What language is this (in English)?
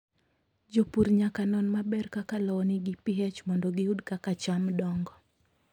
Luo (Kenya and Tanzania)